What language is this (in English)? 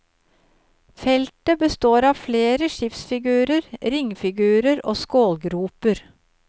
Norwegian